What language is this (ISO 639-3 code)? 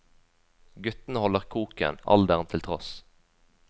nor